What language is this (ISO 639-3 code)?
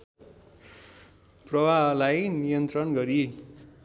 nep